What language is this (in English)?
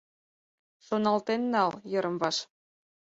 Mari